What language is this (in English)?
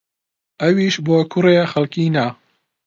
Central Kurdish